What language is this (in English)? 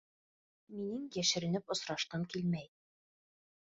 Bashkir